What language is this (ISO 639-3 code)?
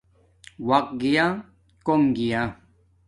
dmk